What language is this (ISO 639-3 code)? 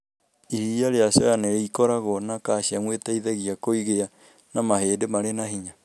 kik